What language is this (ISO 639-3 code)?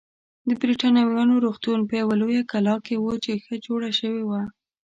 pus